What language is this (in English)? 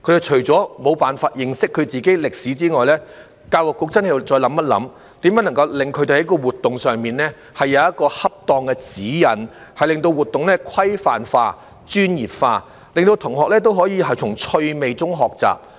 Cantonese